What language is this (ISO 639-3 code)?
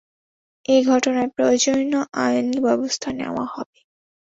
ben